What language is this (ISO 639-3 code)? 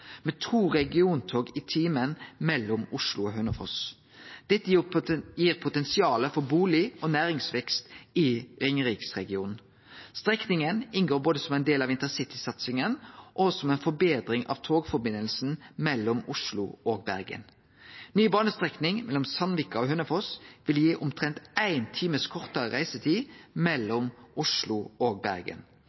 nno